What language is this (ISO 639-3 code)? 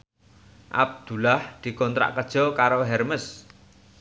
jav